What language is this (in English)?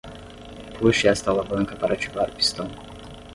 Portuguese